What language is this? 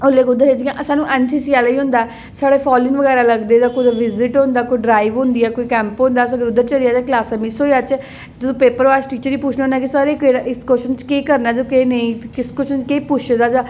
Dogri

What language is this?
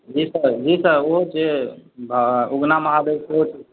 Maithili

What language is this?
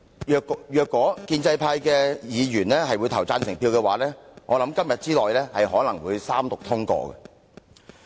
Cantonese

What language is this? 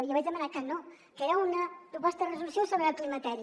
Catalan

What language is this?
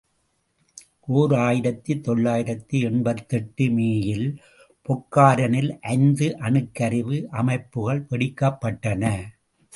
Tamil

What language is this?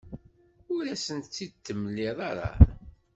Kabyle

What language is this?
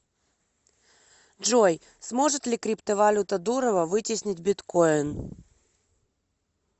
Russian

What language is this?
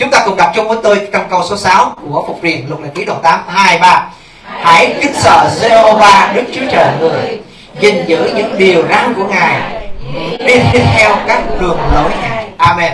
Vietnamese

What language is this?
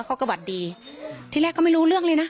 Thai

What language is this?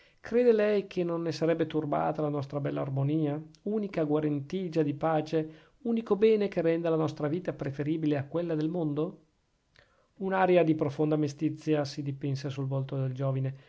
Italian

